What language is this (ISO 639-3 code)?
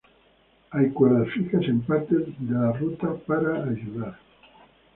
spa